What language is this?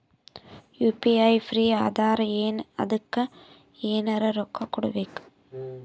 Kannada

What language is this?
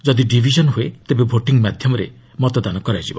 Odia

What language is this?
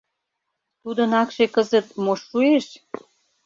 Mari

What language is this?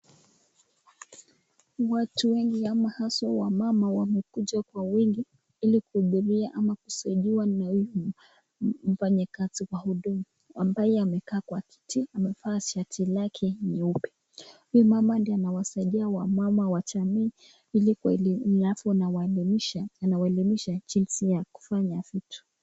Swahili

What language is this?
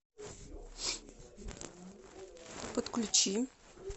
Russian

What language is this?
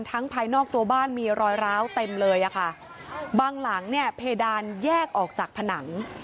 Thai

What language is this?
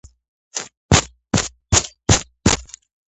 Georgian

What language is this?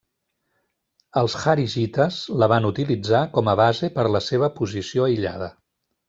Catalan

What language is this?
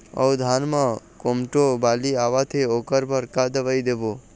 Chhattisgarhi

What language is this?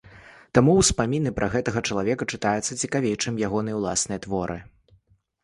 Belarusian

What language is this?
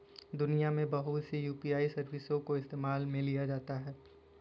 Hindi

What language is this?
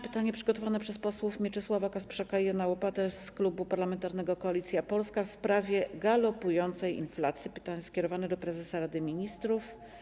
Polish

